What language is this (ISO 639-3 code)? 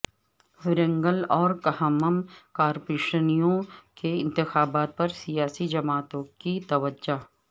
urd